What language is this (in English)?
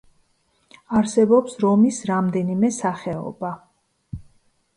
Georgian